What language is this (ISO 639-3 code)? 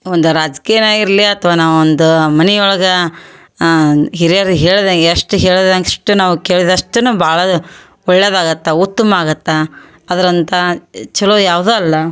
kan